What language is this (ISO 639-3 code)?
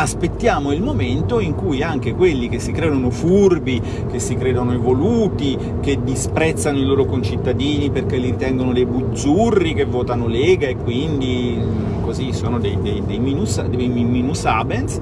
ita